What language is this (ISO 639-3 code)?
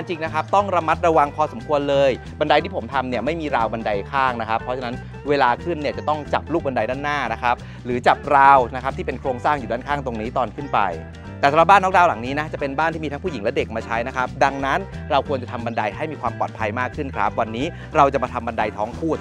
tha